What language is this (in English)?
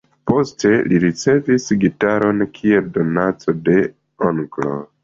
Esperanto